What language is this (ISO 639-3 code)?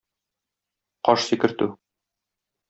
tat